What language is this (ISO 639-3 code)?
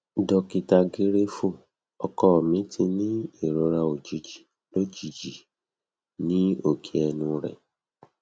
yor